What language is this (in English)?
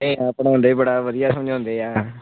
Punjabi